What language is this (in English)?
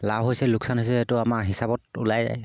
Assamese